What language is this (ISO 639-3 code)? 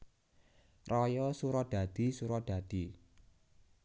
jav